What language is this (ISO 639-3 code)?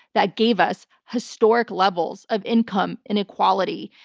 eng